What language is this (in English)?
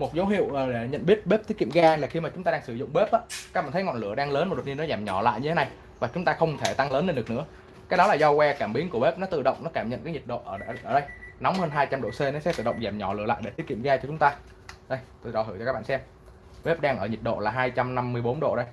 Vietnamese